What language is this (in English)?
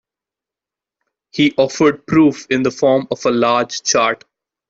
English